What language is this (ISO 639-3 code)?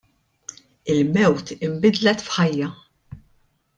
mlt